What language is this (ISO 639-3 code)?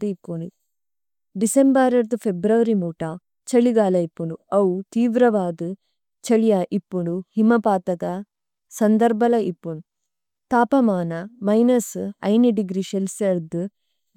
tcy